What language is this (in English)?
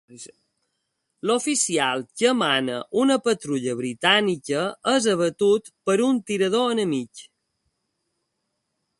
Catalan